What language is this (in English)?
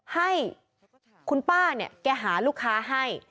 Thai